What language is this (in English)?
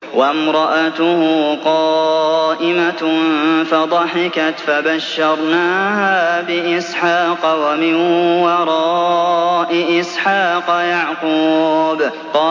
Arabic